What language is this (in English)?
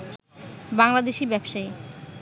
Bangla